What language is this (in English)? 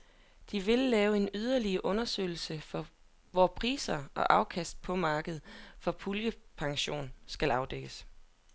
Danish